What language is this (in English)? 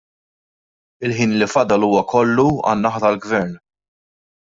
Maltese